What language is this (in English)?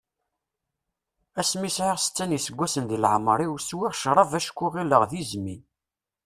Kabyle